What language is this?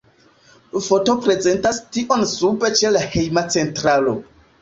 Esperanto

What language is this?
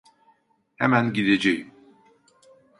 Turkish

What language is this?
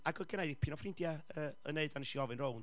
Welsh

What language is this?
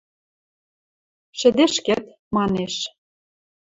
Western Mari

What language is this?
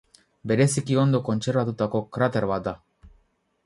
Basque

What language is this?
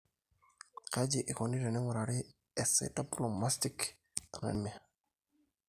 Masai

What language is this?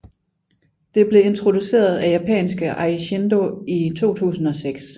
Danish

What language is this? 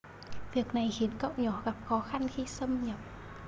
Vietnamese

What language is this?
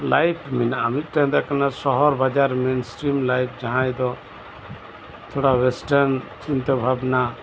Santali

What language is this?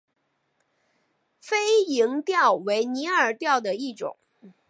Chinese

